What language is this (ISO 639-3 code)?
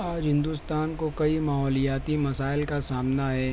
urd